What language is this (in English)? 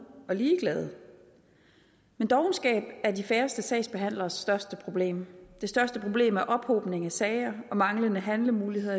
Danish